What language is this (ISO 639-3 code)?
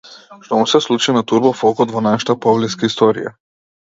mkd